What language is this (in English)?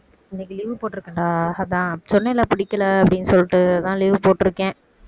Tamil